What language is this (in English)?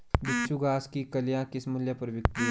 Hindi